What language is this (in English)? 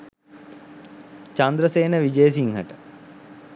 Sinhala